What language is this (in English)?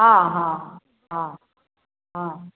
Maithili